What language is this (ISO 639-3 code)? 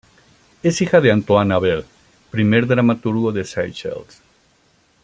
spa